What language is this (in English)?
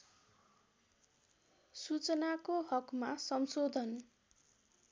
Nepali